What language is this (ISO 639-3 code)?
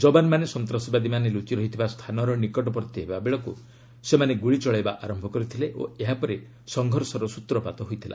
ori